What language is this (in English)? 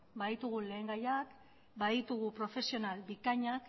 Basque